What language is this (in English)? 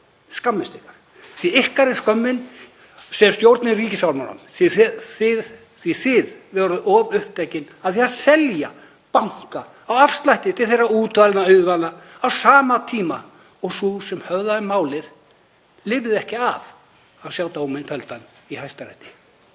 Icelandic